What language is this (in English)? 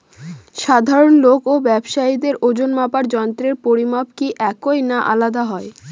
Bangla